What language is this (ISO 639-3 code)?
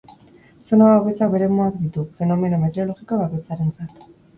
eus